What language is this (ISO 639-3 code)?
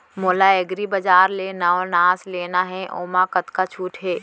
hne